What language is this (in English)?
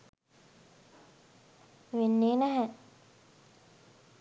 Sinhala